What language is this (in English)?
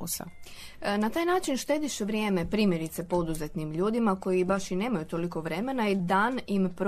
Croatian